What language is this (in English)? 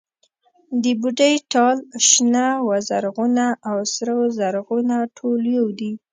Pashto